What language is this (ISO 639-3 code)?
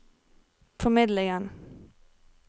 nor